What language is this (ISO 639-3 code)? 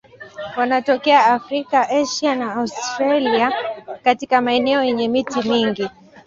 swa